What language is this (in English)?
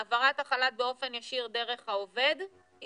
Hebrew